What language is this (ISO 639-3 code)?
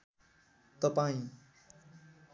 nep